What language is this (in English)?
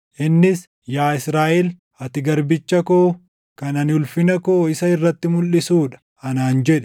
Oromo